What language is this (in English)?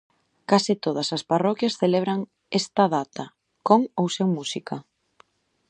Galician